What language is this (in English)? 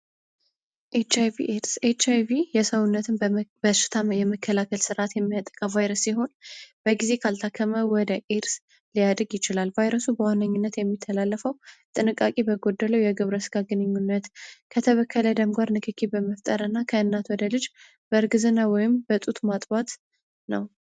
Amharic